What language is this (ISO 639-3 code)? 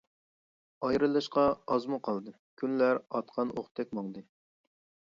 uig